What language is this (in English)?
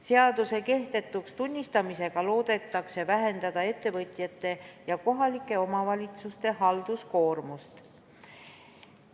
Estonian